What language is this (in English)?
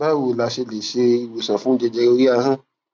Yoruba